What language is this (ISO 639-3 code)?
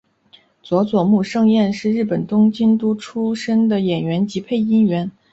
zho